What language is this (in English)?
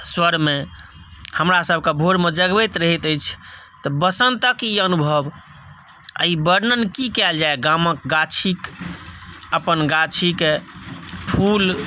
Maithili